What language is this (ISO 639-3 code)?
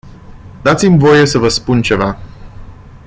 ron